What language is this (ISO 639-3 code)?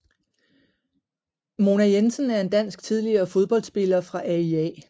dan